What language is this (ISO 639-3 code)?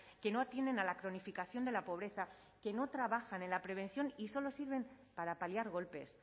spa